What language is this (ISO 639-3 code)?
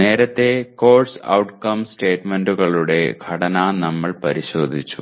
mal